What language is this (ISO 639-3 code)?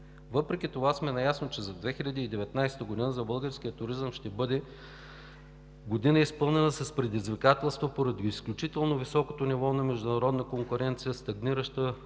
bul